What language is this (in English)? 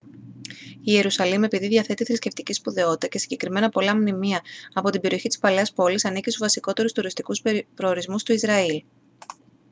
Greek